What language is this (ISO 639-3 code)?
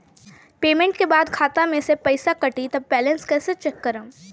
bho